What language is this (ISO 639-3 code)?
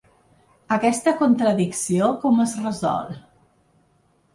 cat